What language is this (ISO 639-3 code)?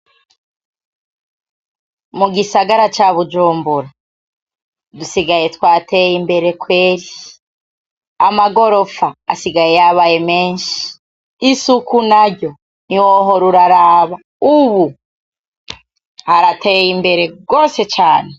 run